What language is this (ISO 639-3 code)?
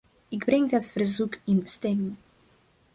nld